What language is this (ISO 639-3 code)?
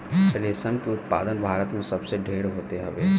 bho